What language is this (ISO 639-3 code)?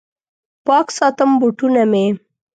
pus